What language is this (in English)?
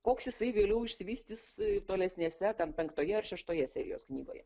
Lithuanian